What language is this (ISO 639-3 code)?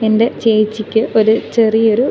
mal